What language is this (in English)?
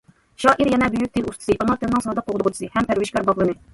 Uyghur